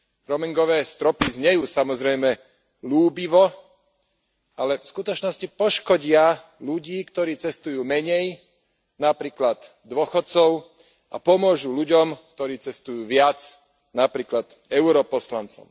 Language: Slovak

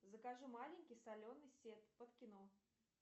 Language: Russian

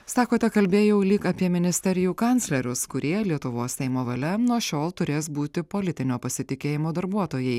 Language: Lithuanian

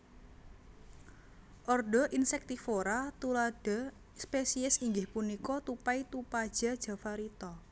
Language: Javanese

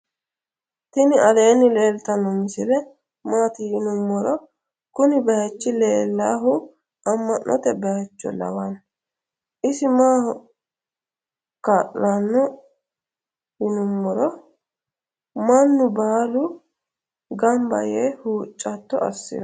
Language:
Sidamo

